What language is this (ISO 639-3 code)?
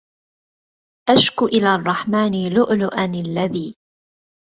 ara